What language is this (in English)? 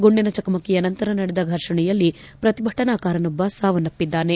Kannada